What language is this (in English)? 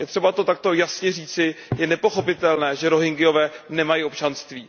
Czech